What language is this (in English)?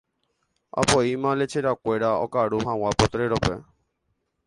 Guarani